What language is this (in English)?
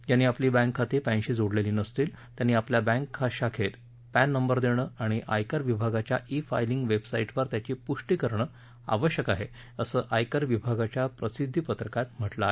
Marathi